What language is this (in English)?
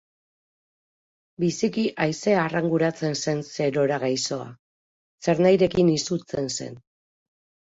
Basque